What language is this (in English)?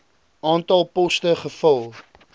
Afrikaans